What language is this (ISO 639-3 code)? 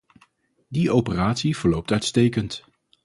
nld